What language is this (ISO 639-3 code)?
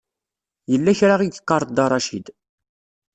kab